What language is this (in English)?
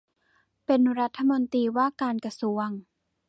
Thai